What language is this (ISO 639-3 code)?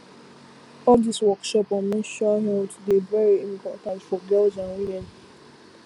pcm